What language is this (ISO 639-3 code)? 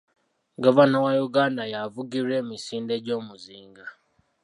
lug